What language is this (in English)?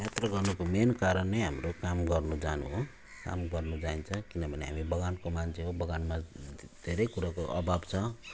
Nepali